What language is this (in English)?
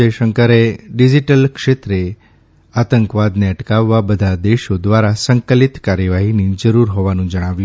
Gujarati